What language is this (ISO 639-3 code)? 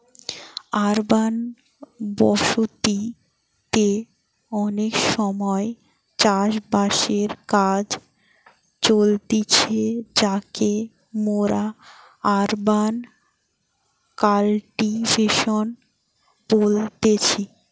ben